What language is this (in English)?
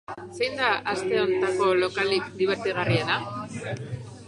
Basque